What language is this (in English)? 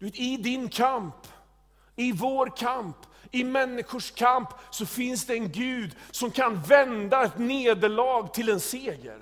Swedish